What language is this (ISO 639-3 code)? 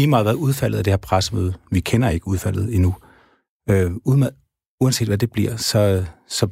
dan